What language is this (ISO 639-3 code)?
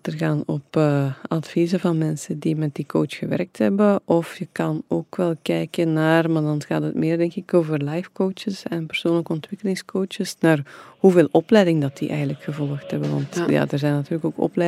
nld